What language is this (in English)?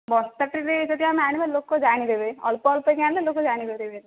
Odia